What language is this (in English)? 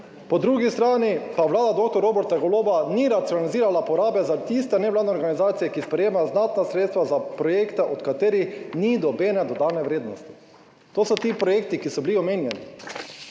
Slovenian